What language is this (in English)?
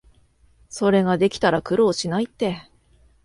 Japanese